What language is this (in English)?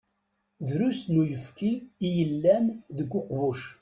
Kabyle